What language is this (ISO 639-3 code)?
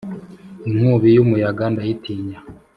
kin